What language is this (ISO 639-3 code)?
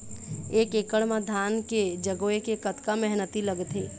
hne